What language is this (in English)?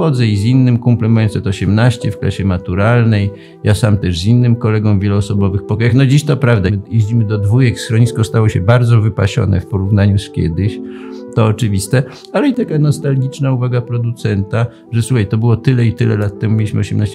Polish